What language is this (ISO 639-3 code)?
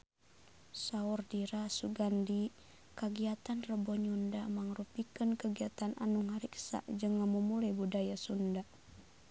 sun